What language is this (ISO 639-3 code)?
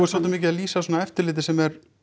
isl